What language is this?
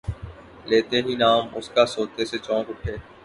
Urdu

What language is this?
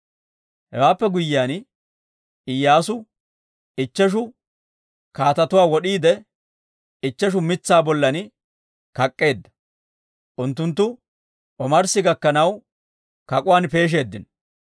Dawro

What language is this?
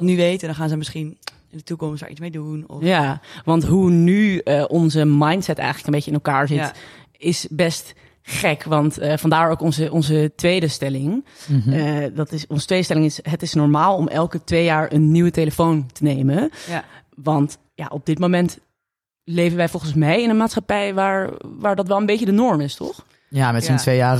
Dutch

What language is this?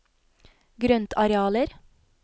Norwegian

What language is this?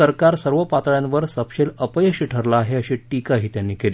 Marathi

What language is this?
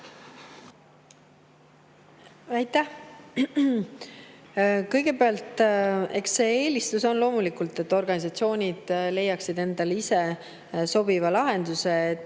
Estonian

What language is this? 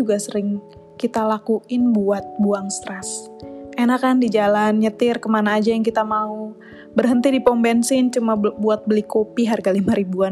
Indonesian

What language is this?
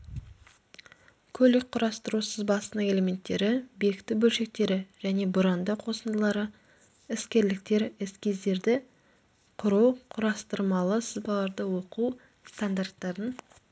Kazakh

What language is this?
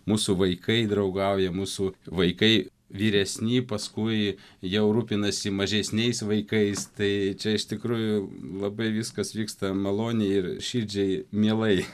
Lithuanian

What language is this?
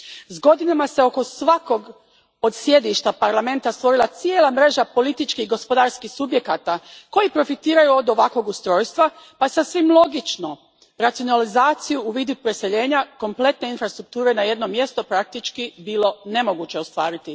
Croatian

